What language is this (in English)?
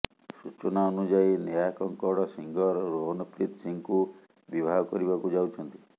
Odia